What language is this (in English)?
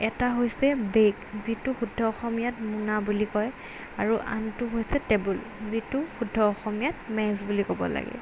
Assamese